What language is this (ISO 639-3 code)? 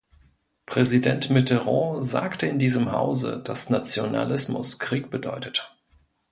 deu